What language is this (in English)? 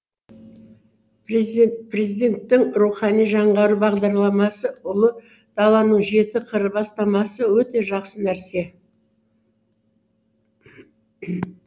Kazakh